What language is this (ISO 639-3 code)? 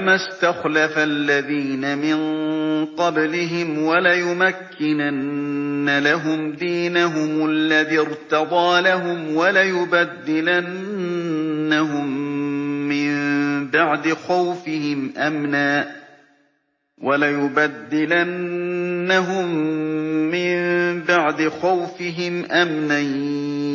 ara